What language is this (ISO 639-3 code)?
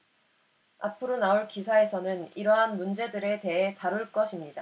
kor